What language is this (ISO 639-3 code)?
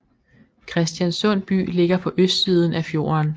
dan